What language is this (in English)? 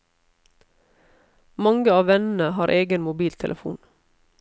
Norwegian